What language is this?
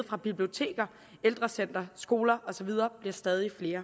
Danish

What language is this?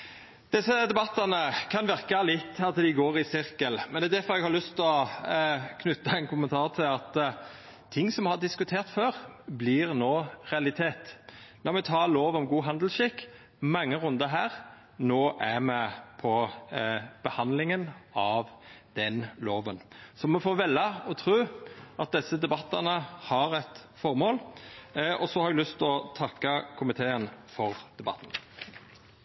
Norwegian Nynorsk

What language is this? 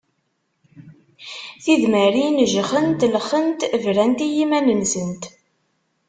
Kabyle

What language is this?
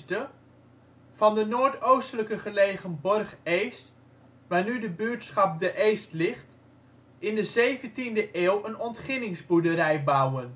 Dutch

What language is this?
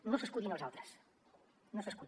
Catalan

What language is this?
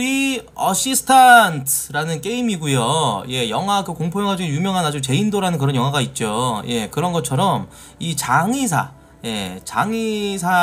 Korean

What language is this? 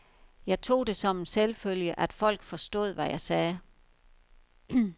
Danish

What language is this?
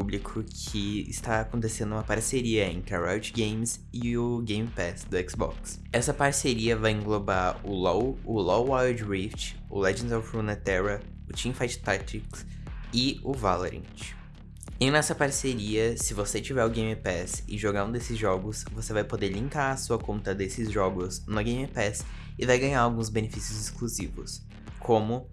Portuguese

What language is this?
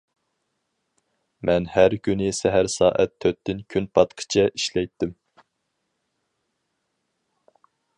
Uyghur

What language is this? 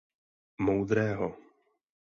Czech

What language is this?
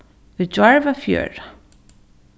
Faroese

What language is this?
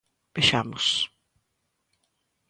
Galician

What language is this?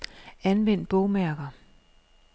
Danish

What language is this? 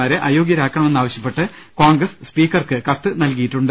Malayalam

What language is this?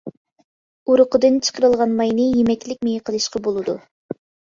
Uyghur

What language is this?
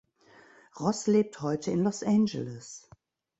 German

